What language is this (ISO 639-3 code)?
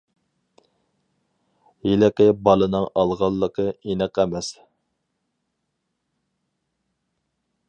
uig